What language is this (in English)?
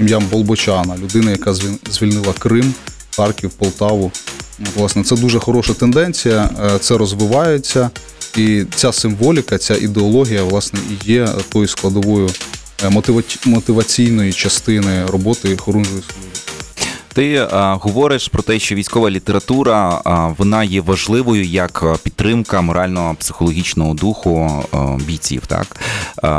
Ukrainian